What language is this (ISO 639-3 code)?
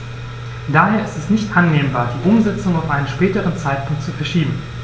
deu